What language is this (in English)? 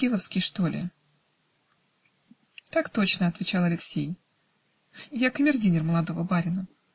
Russian